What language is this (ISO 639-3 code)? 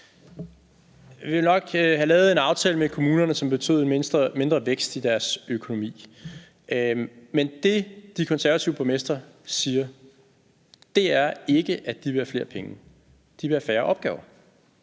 dan